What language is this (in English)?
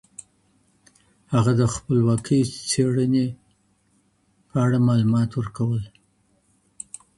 Pashto